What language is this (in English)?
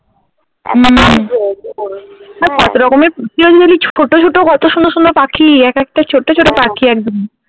Bangla